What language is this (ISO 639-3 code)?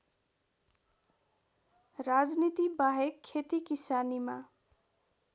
nep